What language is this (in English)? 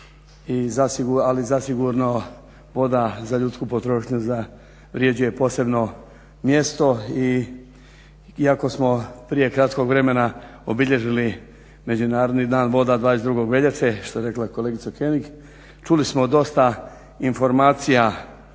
Croatian